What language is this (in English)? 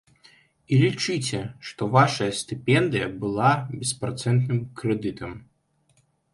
Belarusian